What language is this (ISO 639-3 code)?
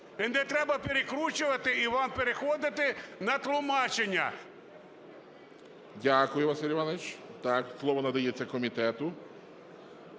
ukr